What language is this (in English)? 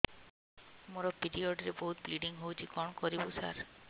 Odia